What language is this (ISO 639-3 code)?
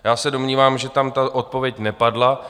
ces